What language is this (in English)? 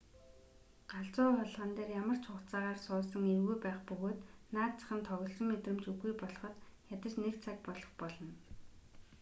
Mongolian